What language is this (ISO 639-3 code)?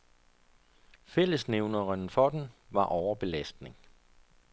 dan